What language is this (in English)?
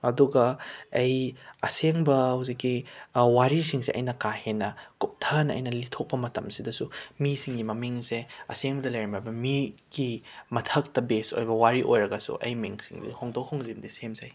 Manipuri